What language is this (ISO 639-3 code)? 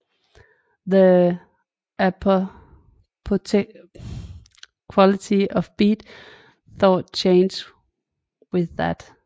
dan